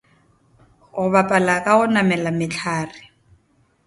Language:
Northern Sotho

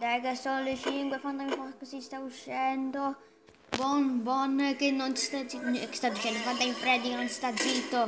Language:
Italian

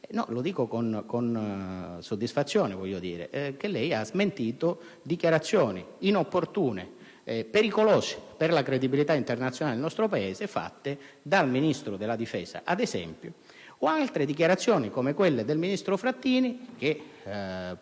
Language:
Italian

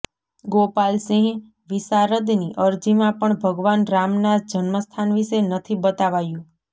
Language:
Gujarati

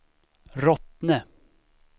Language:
Swedish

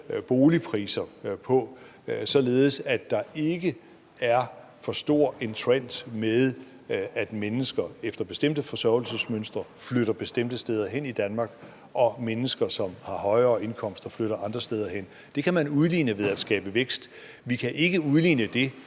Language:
Danish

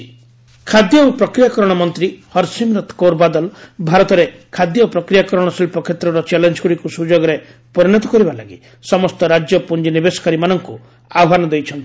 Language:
Odia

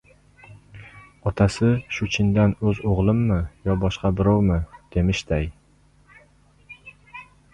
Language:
Uzbek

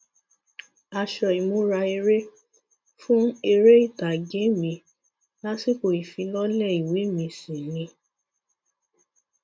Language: Yoruba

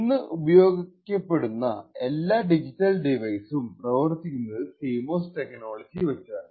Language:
Malayalam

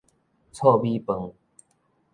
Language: Min Nan Chinese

